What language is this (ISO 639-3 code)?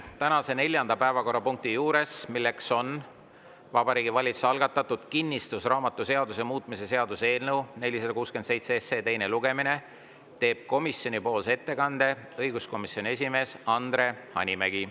est